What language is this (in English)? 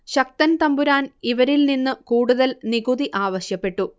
Malayalam